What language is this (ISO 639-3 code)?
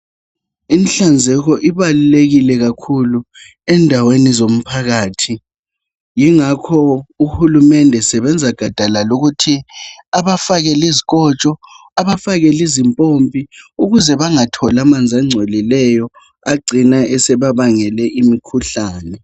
nde